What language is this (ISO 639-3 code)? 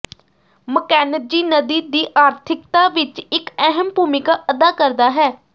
pan